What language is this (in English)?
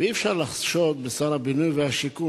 Hebrew